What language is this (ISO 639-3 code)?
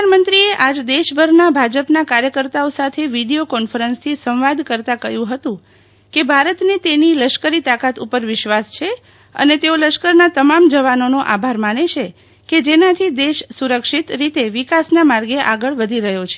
guj